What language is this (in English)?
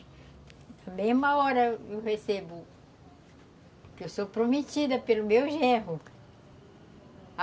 Portuguese